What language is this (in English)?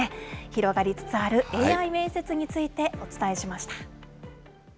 Japanese